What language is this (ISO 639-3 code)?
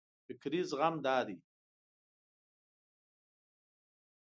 pus